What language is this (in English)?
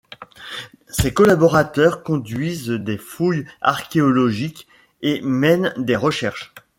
French